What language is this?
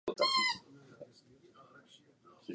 Czech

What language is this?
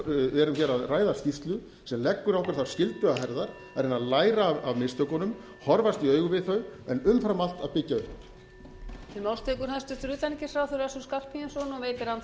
Icelandic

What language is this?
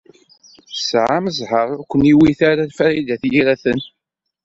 Kabyle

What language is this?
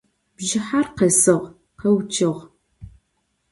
Adyghe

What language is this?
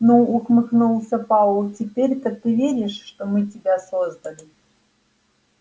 Russian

